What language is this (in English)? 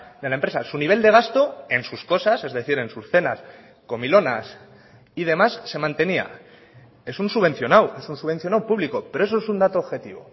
Spanish